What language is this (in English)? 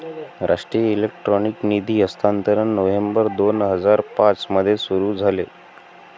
Marathi